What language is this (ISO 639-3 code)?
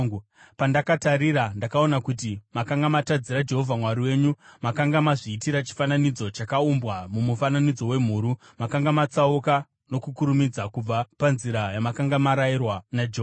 sna